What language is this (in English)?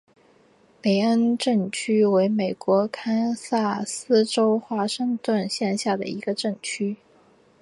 Chinese